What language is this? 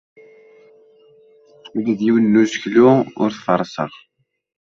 Kabyle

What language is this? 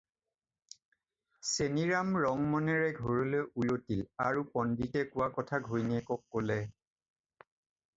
Assamese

